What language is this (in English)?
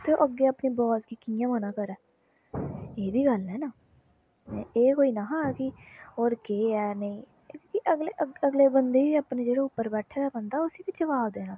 Dogri